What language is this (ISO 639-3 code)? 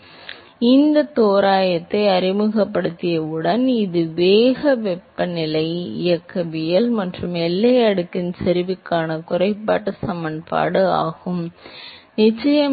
tam